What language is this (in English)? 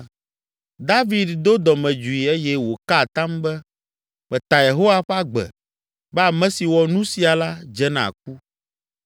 Ewe